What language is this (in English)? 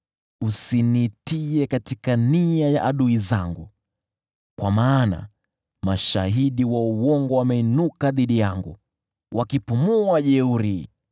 Swahili